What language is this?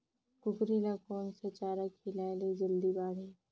Chhattisgarhi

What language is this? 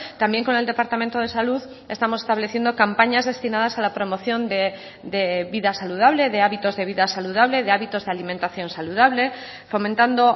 Spanish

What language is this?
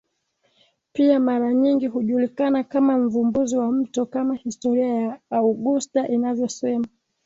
Swahili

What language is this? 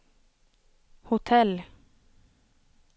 Swedish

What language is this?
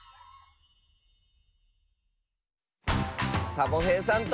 Japanese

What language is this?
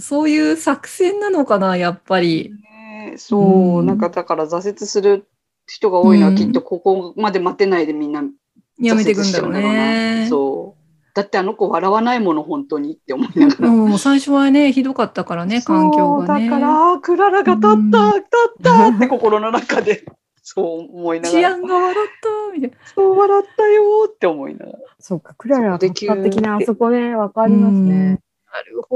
Japanese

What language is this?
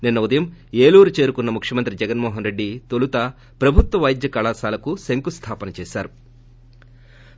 Telugu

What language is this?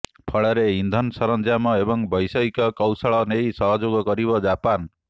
Odia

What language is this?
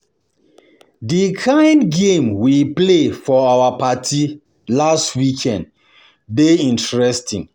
Nigerian Pidgin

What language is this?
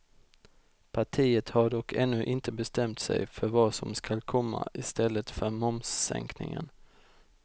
Swedish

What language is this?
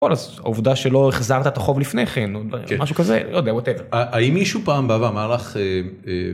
Hebrew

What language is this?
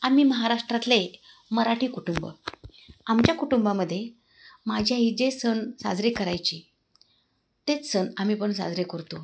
Marathi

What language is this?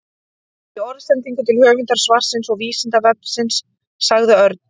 Icelandic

